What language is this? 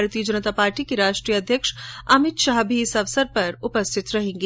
Hindi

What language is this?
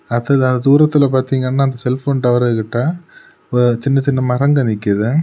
Tamil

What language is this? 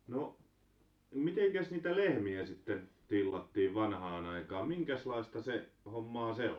Finnish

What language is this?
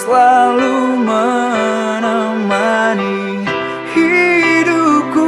Indonesian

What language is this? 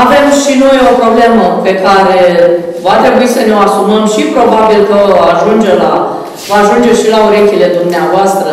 Romanian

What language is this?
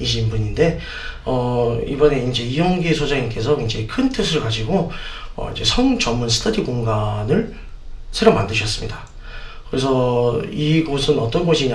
Korean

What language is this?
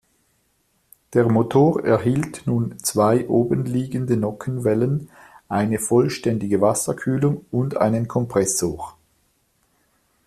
German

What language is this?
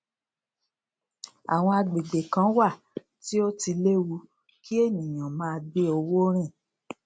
Yoruba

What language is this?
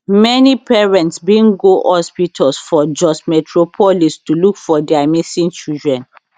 Nigerian Pidgin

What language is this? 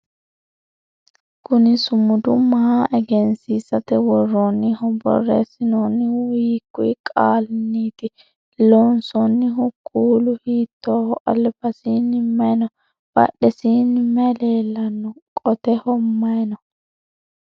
Sidamo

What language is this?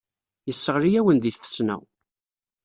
Kabyle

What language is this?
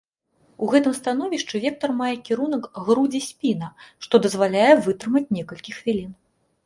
Belarusian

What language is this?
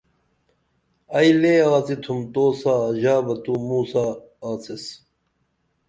Dameli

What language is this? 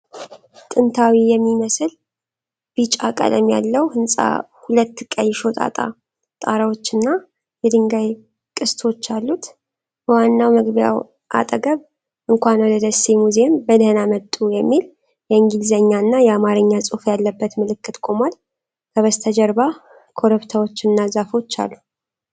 Amharic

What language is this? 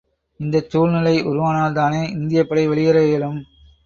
Tamil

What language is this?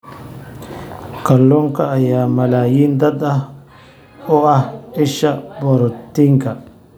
Somali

